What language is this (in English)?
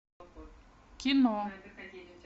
Russian